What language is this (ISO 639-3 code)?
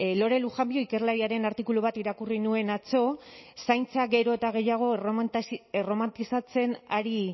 eus